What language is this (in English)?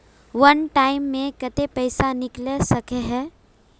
Magahi